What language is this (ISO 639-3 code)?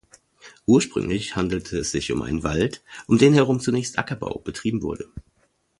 deu